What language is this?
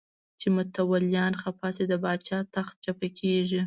Pashto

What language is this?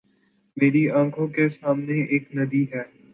Urdu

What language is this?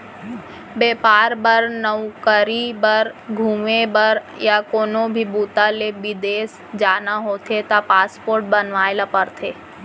Chhattisgarhi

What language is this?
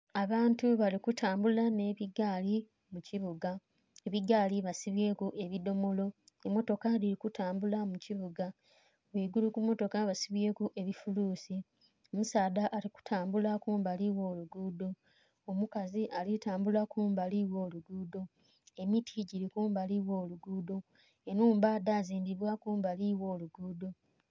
Soga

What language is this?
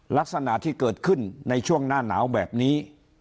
Thai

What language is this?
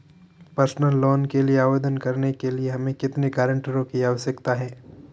Hindi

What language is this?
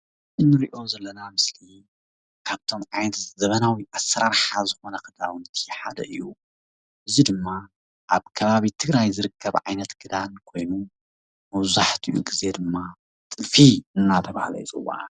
Tigrinya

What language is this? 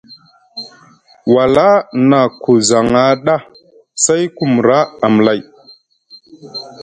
Musgu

